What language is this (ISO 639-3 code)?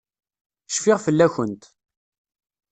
kab